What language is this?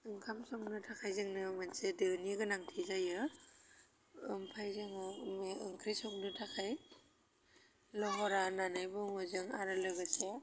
Bodo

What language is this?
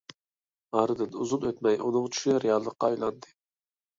Uyghur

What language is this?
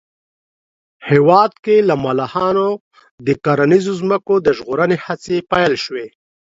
Pashto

